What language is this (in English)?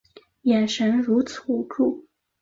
Chinese